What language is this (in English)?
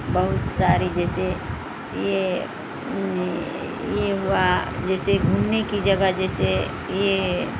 Urdu